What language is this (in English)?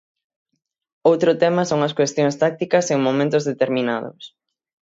Galician